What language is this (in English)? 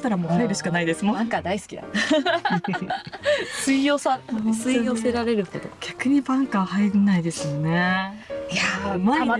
Japanese